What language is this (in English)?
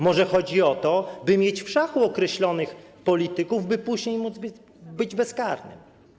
Polish